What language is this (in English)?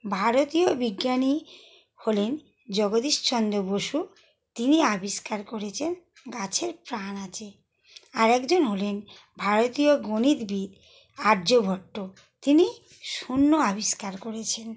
Bangla